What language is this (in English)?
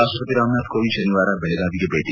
Kannada